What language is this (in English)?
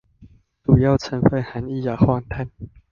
Chinese